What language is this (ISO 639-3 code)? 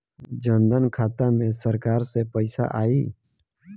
bho